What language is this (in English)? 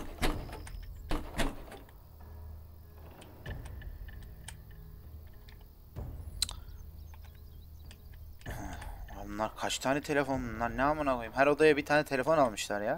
Turkish